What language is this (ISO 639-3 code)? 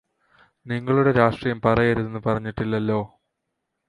mal